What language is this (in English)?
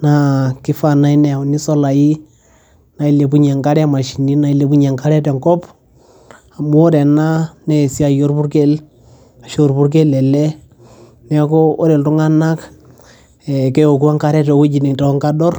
Masai